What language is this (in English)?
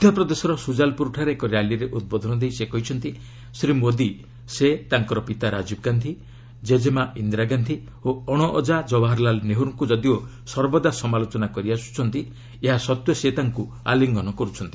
Odia